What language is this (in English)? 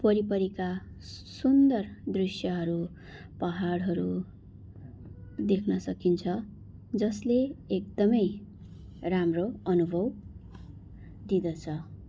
Nepali